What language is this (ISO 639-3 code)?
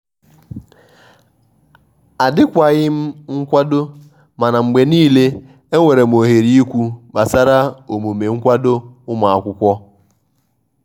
ibo